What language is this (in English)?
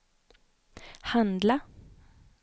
Swedish